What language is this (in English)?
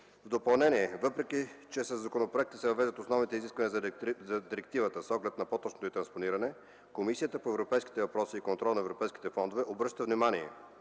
Bulgarian